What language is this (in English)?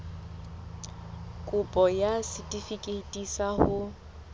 Southern Sotho